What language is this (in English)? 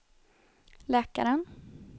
Swedish